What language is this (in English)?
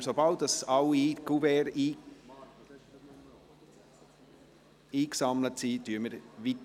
Swiss German